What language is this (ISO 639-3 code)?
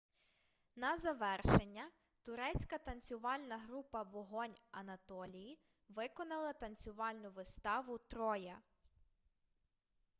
ukr